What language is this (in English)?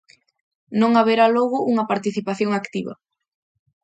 Galician